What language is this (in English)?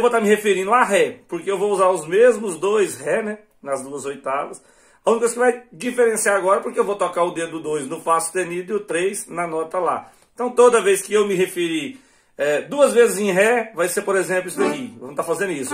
Portuguese